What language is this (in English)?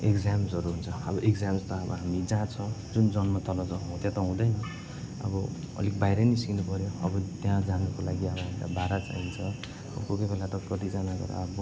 Nepali